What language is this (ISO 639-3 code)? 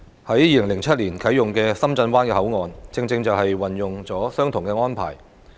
yue